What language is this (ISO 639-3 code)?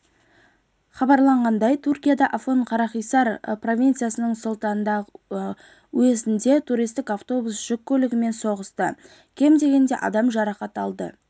kaz